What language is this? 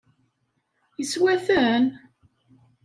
Kabyle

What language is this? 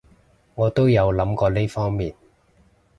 Cantonese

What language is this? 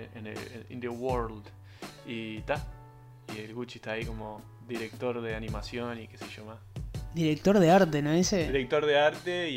Spanish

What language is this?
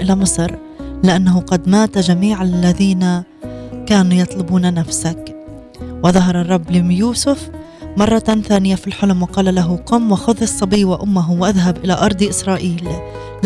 Arabic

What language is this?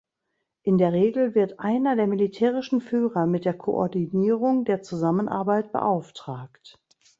German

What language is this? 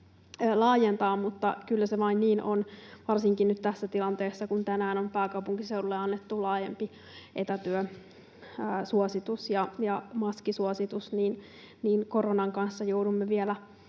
Finnish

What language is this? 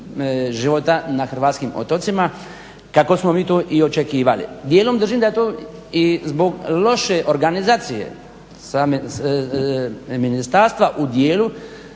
Croatian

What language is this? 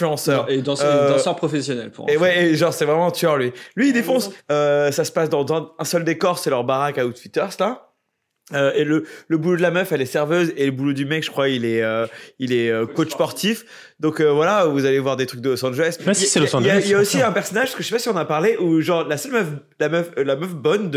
French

